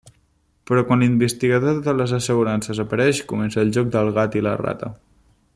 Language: Catalan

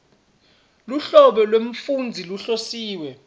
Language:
Swati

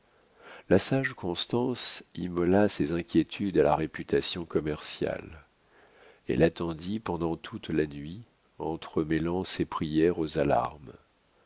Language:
French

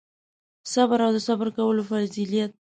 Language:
Pashto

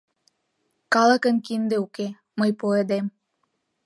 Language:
Mari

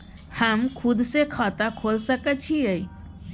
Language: Maithili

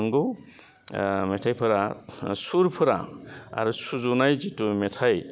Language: Bodo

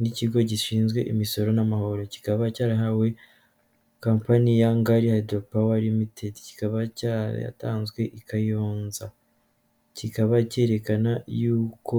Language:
Kinyarwanda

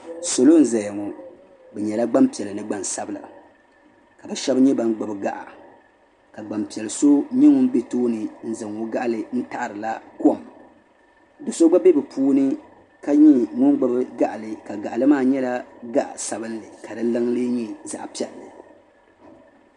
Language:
Dagbani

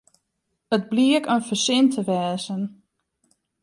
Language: Western Frisian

